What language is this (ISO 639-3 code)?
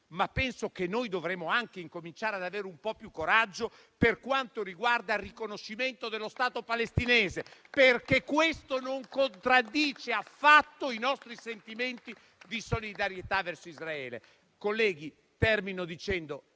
ita